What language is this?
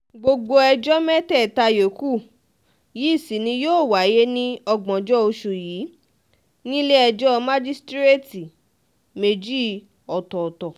Yoruba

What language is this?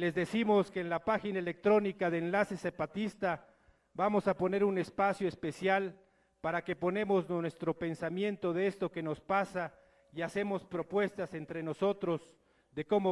Spanish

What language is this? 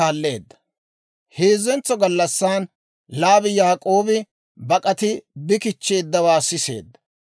Dawro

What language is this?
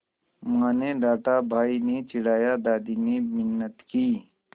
Hindi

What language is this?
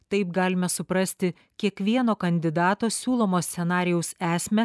Lithuanian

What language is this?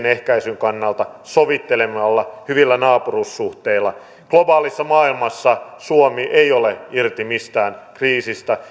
Finnish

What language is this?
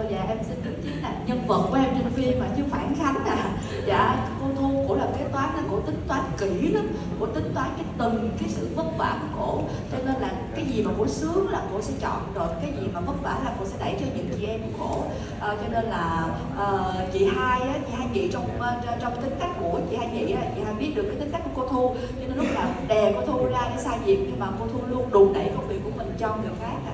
Vietnamese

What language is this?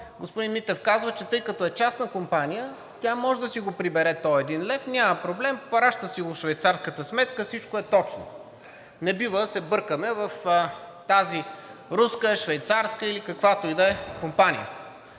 Bulgarian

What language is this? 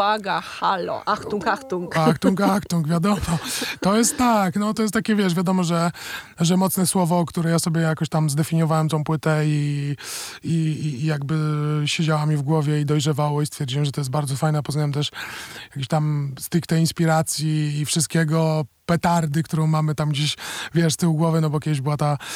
Polish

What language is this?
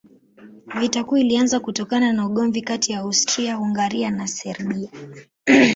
Swahili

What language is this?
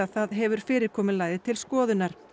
Icelandic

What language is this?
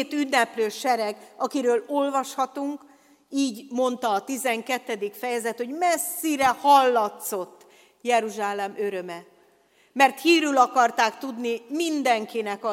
Hungarian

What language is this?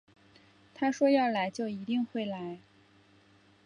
Chinese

